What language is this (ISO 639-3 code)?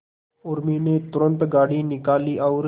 hin